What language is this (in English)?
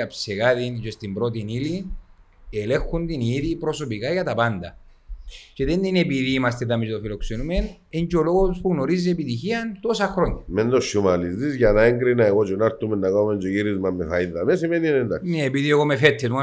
Greek